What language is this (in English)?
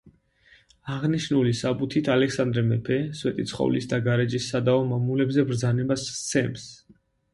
Georgian